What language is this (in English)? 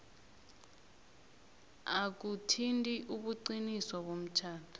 South Ndebele